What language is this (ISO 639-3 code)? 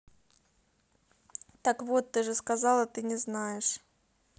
rus